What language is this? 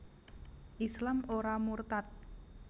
Javanese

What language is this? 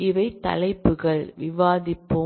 Tamil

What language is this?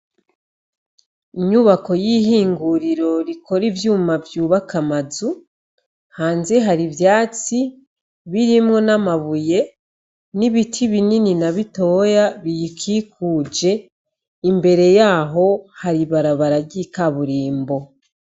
Rundi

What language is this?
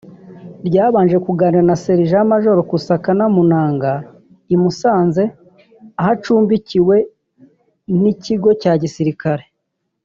Kinyarwanda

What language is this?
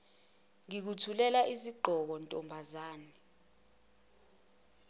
Zulu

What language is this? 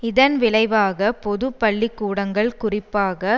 Tamil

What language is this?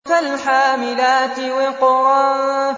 Arabic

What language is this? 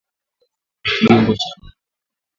Swahili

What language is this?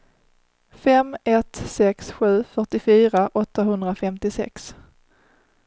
Swedish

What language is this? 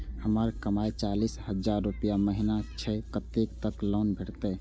Maithili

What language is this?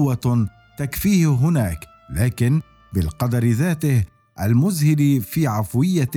Arabic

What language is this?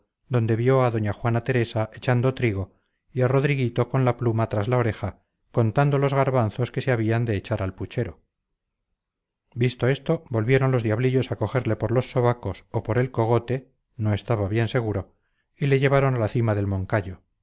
Spanish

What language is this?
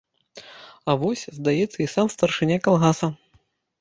Belarusian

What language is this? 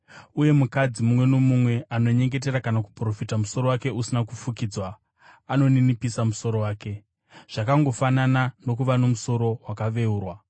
Shona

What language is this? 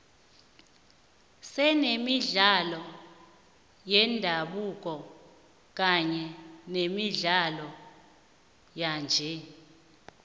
South Ndebele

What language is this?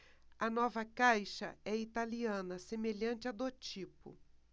Portuguese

